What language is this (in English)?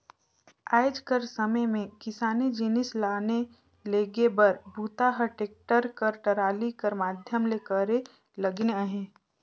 Chhattisgarhi